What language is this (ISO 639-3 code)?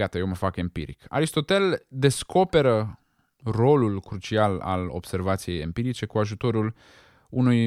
ron